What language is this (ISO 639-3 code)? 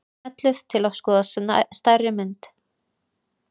isl